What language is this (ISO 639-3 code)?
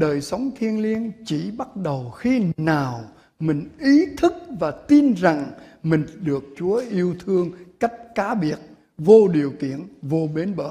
vie